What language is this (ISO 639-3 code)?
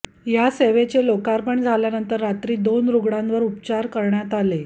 mar